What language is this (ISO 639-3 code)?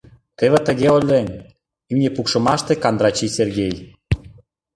chm